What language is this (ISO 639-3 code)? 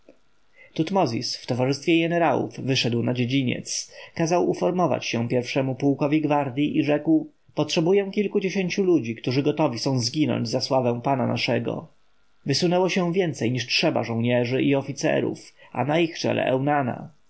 pol